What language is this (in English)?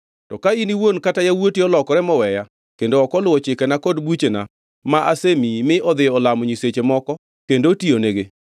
Luo (Kenya and Tanzania)